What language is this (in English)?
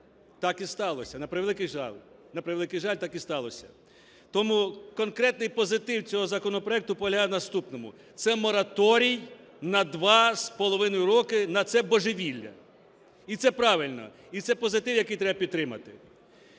Ukrainian